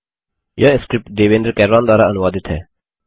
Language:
Hindi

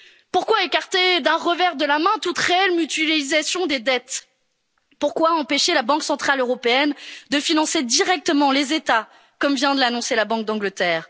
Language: French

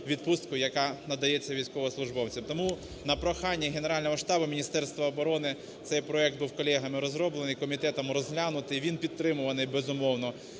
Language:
Ukrainian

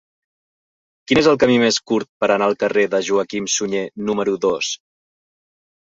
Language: Catalan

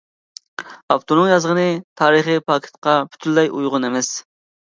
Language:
Uyghur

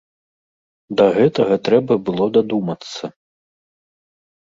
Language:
Belarusian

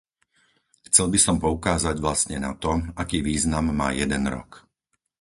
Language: Slovak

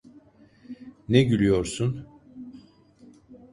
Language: Turkish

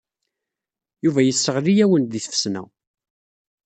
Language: Kabyle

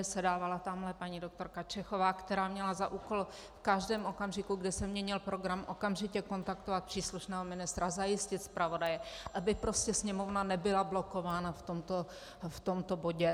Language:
Czech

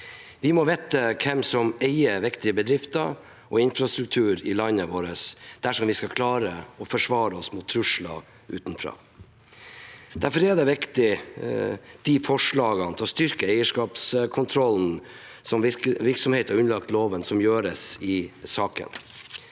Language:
Norwegian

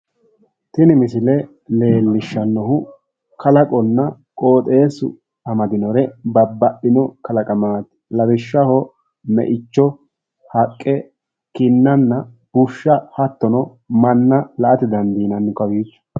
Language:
Sidamo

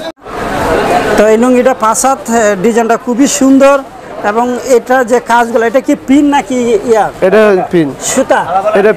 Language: Turkish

